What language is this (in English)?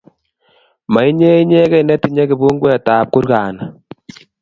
Kalenjin